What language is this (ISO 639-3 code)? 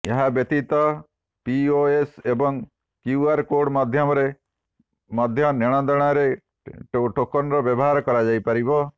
ori